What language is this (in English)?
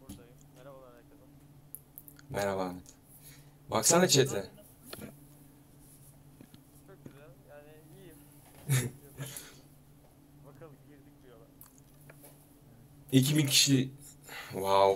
Turkish